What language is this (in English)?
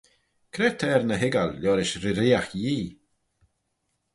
Manx